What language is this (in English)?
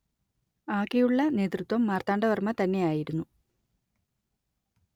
Malayalam